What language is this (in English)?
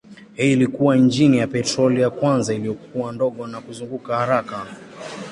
Swahili